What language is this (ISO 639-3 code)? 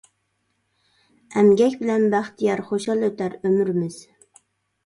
uig